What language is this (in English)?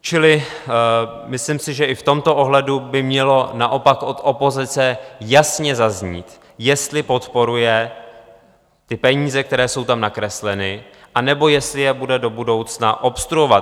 Czech